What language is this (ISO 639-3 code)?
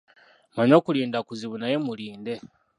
lug